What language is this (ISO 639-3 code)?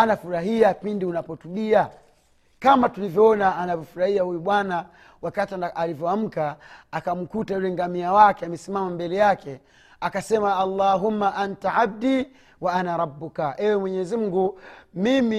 swa